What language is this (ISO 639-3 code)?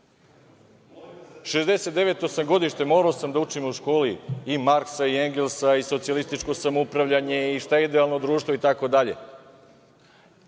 srp